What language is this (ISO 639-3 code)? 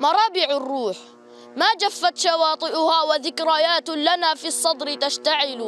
ara